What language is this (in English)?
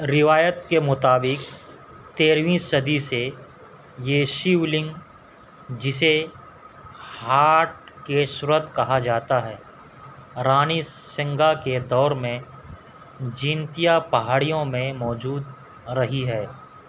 Urdu